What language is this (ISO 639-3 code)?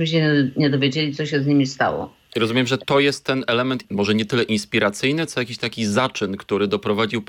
pol